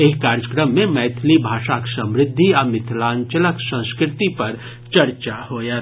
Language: Maithili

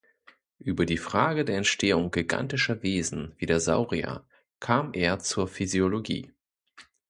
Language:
German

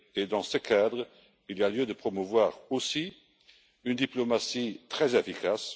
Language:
French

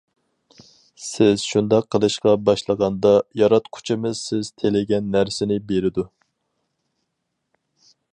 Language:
Uyghur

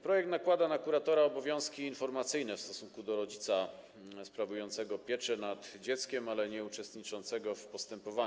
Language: Polish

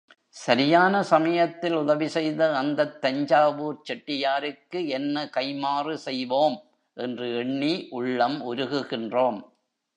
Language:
Tamil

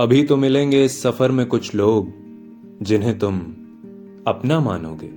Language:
Hindi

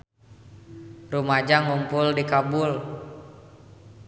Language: Sundanese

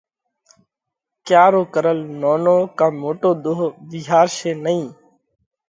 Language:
Parkari Koli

